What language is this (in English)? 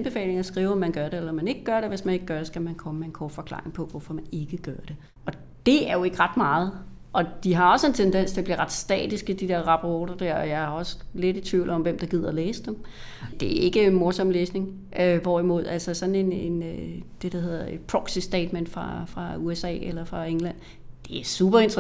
Danish